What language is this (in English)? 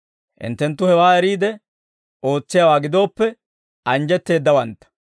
Dawro